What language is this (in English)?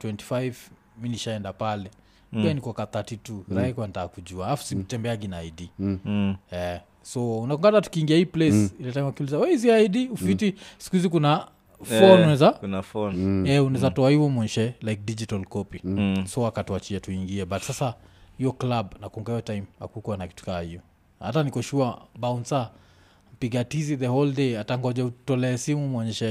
Swahili